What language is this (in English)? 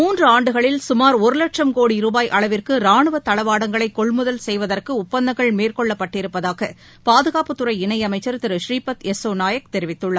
Tamil